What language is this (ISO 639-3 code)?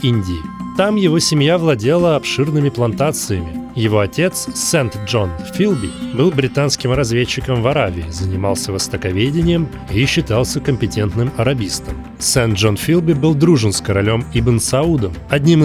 rus